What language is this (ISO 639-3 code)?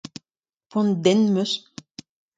bre